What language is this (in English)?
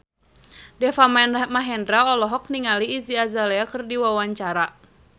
Sundanese